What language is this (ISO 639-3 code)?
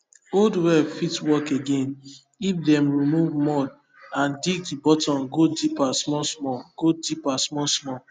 pcm